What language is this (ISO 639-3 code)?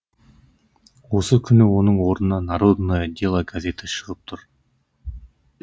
kaz